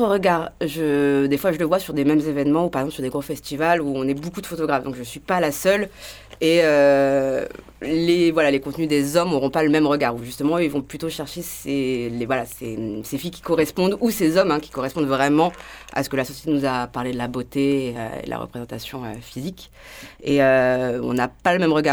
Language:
French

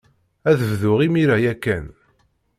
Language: Kabyle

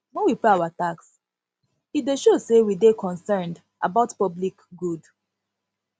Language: Nigerian Pidgin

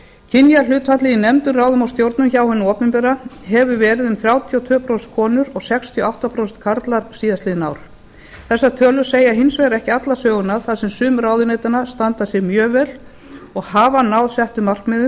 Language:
Icelandic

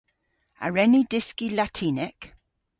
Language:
Cornish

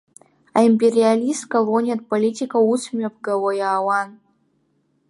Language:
Abkhazian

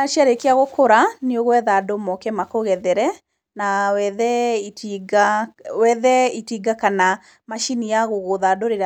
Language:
Kikuyu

